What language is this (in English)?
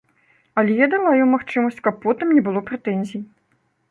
Belarusian